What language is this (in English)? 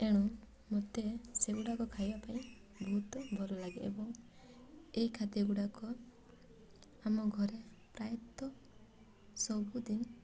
Odia